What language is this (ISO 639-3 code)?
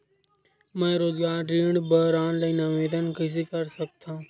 hne